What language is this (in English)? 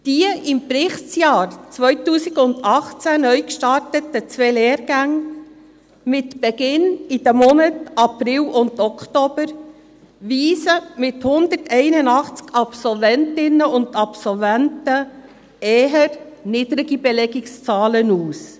Swiss German